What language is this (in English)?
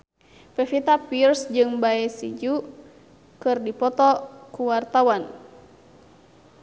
Sundanese